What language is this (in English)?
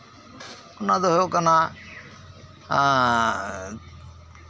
Santali